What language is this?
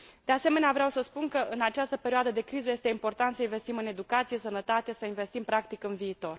Romanian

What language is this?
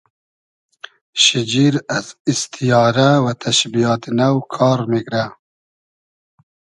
Hazaragi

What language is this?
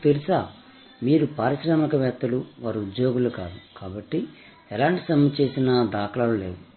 Telugu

